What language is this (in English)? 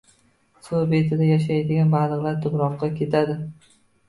Uzbek